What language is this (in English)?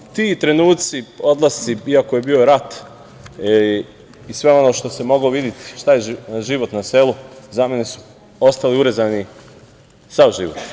Serbian